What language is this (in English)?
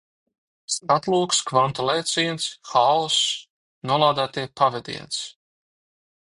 Latvian